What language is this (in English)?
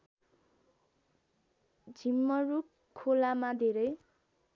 Nepali